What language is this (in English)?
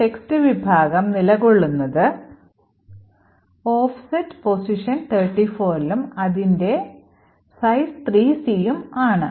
Malayalam